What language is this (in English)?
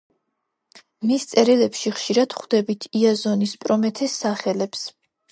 Georgian